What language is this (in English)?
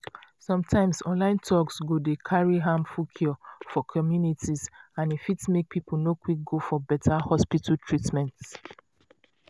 Nigerian Pidgin